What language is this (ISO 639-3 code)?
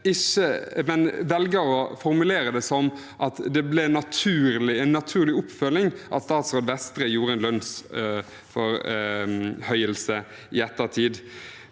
nor